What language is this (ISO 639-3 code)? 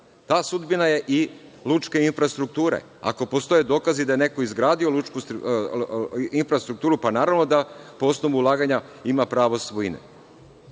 srp